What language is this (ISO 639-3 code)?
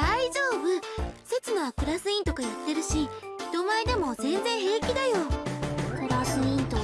jpn